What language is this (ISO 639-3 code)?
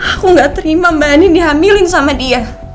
ind